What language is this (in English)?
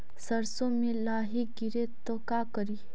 Magahi